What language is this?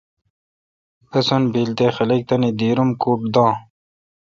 Kalkoti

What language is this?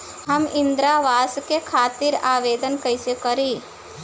Bhojpuri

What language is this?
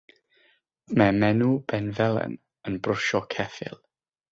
Welsh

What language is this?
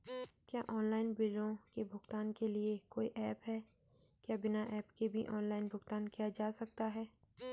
Hindi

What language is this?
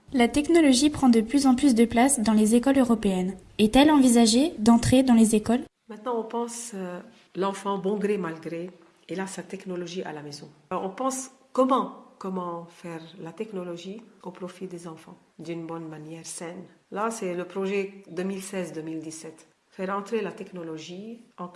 French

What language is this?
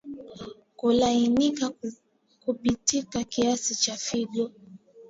Swahili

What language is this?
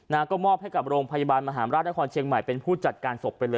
Thai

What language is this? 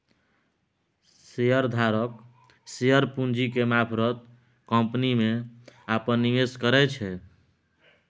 Maithili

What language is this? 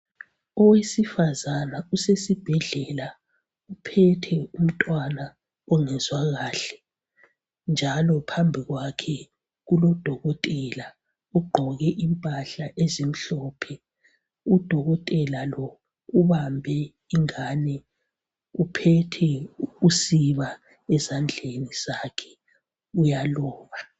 North Ndebele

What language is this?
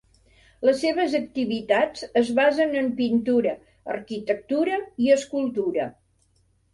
Catalan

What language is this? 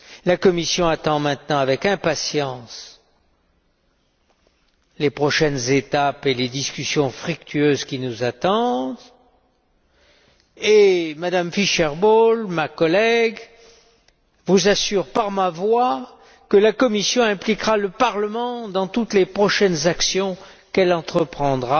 French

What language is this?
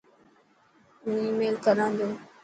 Dhatki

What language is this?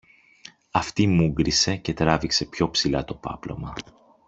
Greek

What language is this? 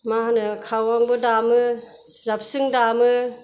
Bodo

